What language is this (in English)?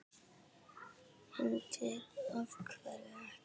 Icelandic